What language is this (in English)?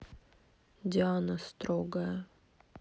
Russian